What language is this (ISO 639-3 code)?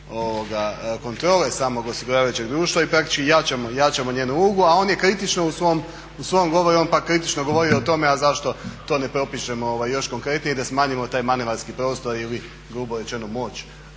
hrv